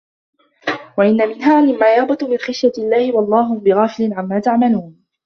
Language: Arabic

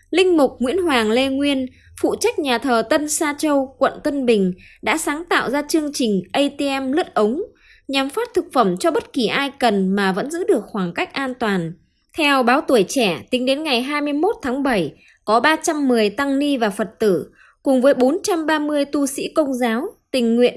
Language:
Vietnamese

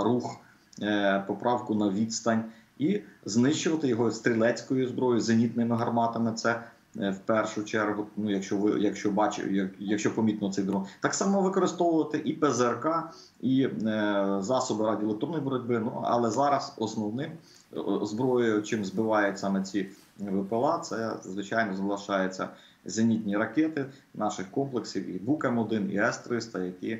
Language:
Ukrainian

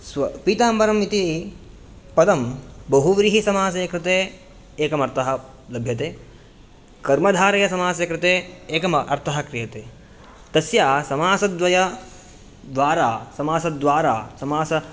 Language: Sanskrit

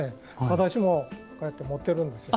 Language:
Japanese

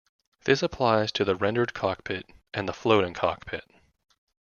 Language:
English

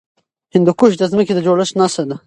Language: Pashto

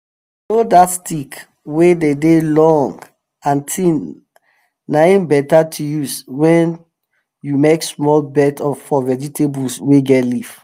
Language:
Nigerian Pidgin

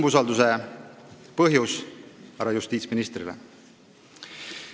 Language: Estonian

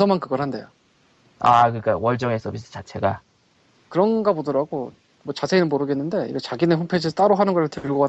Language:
Korean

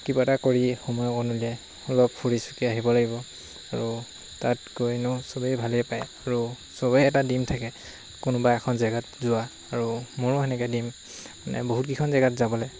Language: Assamese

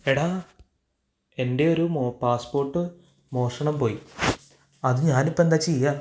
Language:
Malayalam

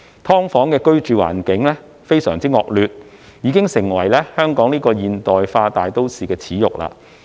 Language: Cantonese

